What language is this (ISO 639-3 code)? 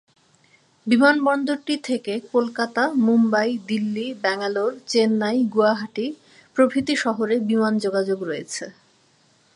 ben